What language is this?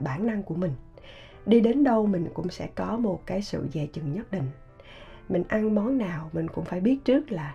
Vietnamese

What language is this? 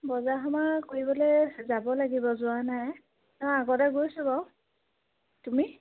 Assamese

